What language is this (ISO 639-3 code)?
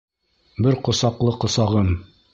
bak